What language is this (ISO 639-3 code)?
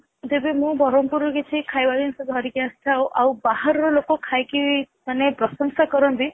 ori